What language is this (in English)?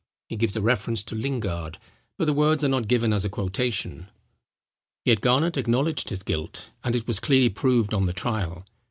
English